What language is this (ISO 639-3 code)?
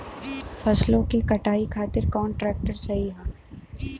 bho